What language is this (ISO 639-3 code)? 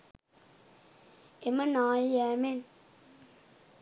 sin